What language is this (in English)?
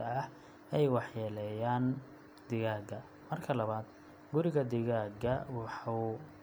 Somali